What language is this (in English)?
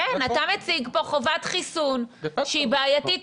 Hebrew